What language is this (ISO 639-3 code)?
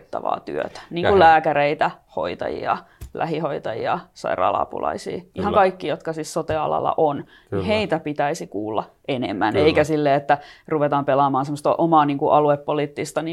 fin